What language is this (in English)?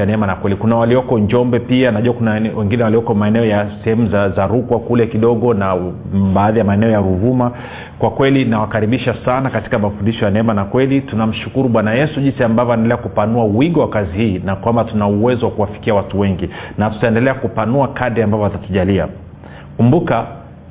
Swahili